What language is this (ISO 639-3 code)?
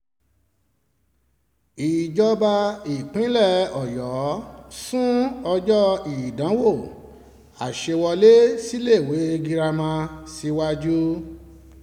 yor